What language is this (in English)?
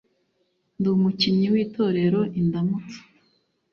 Kinyarwanda